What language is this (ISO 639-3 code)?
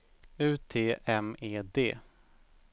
swe